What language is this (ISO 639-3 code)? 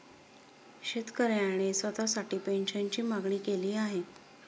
mar